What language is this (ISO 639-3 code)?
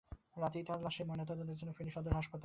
ben